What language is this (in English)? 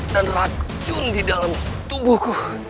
Indonesian